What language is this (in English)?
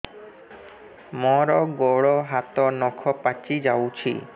Odia